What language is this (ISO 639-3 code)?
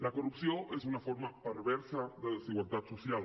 cat